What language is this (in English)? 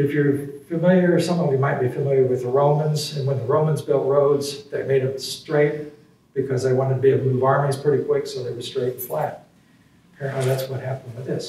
English